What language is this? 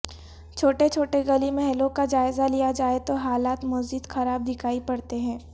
Urdu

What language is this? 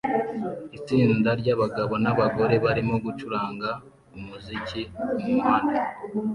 Kinyarwanda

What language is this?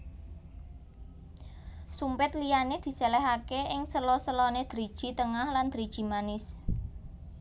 Javanese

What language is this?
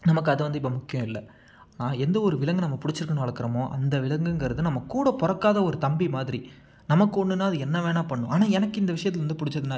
Tamil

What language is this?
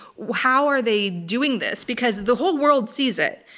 English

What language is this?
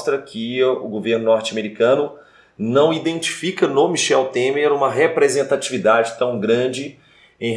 Portuguese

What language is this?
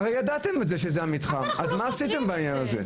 Hebrew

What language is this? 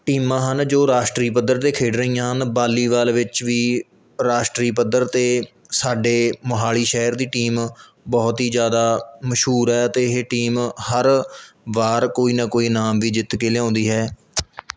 Punjabi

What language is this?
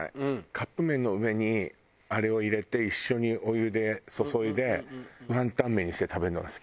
Japanese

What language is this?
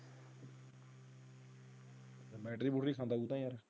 Punjabi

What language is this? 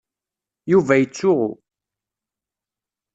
Kabyle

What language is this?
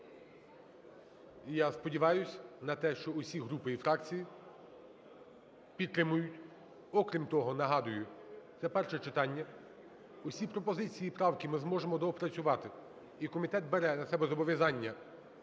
Ukrainian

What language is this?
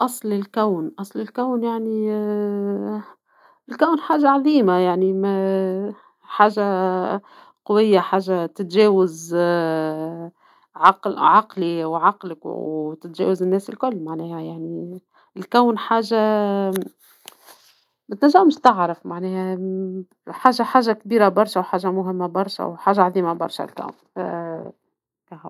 Tunisian Arabic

